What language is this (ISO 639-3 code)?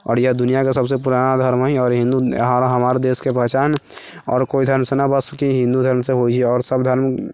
mai